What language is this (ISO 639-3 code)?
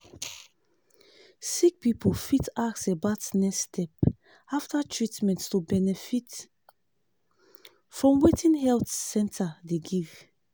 pcm